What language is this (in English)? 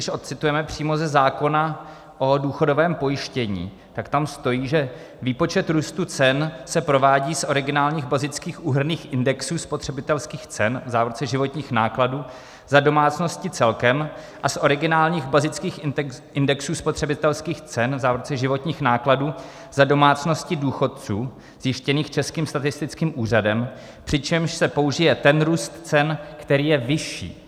Czech